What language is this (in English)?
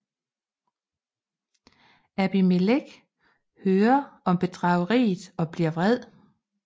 Danish